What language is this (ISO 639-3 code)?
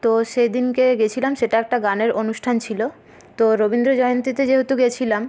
ben